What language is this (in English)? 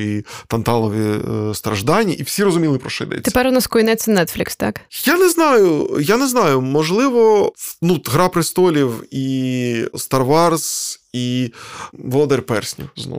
Ukrainian